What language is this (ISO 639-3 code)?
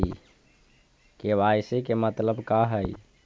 mag